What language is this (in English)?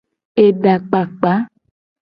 Gen